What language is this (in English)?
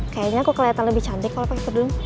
Indonesian